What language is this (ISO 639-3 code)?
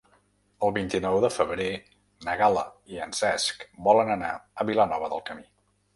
cat